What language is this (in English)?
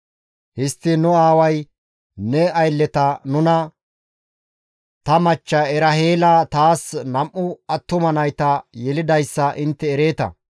Gamo